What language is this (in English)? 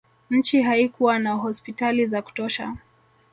Swahili